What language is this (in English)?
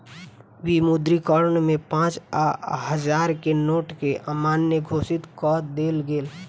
Maithili